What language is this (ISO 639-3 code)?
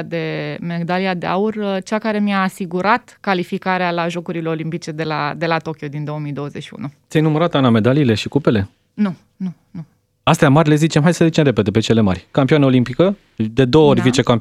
ron